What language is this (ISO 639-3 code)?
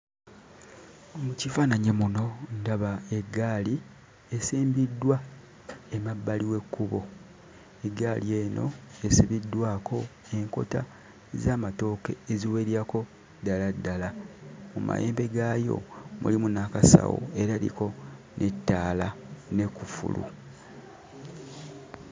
lug